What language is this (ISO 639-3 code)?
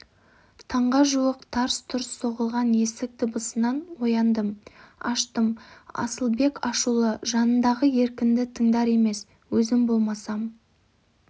kaz